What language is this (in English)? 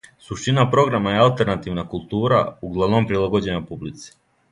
Serbian